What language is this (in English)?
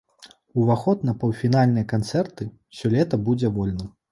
Belarusian